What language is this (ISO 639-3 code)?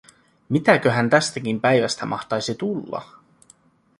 fin